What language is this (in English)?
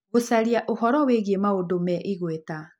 Kikuyu